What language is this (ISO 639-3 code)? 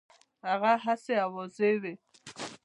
pus